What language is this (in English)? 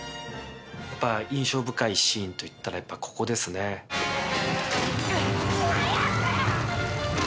Japanese